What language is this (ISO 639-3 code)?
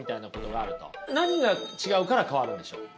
jpn